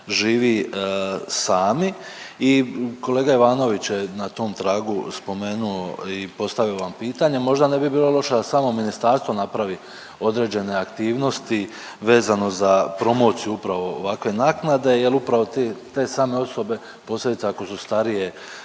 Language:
Croatian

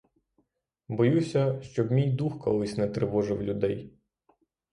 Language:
Ukrainian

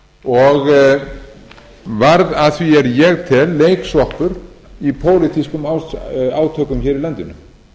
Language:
Icelandic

